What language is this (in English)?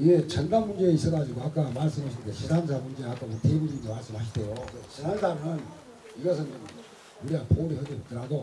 Korean